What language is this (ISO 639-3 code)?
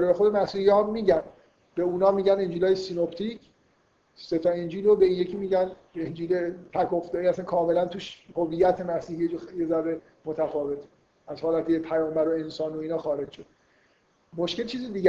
fas